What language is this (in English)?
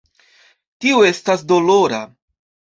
Esperanto